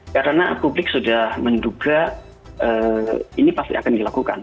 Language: Indonesian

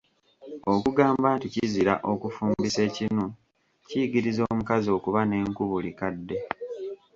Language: Ganda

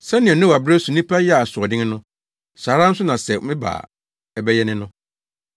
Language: Akan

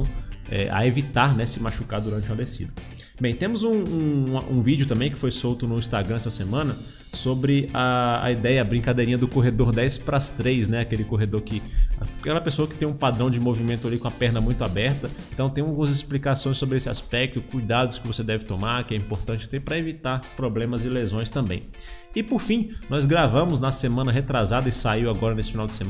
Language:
Portuguese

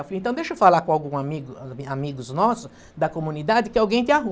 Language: Portuguese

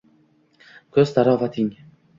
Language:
Uzbek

